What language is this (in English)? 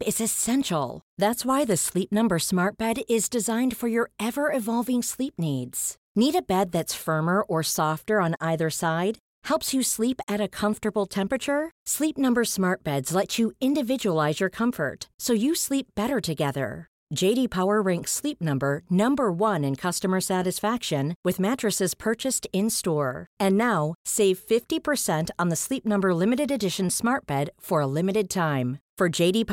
Swedish